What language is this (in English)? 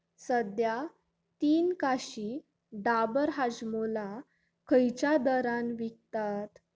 Konkani